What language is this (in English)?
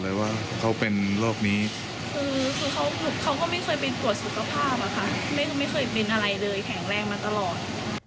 Thai